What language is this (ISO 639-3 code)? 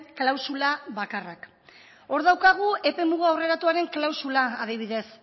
eus